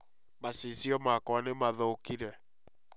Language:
Kikuyu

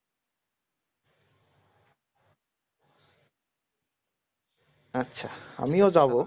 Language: Bangla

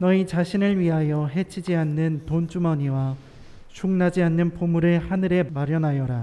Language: Korean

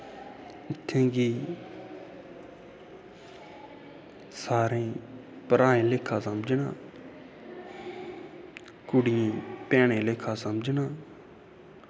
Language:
Dogri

